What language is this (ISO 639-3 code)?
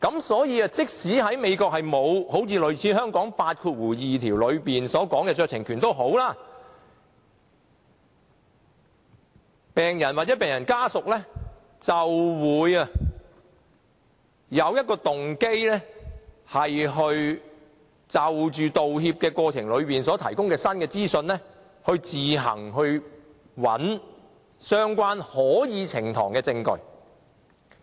yue